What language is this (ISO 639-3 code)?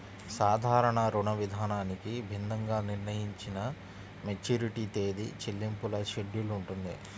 tel